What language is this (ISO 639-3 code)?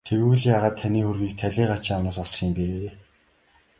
mon